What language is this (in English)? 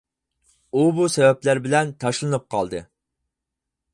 Uyghur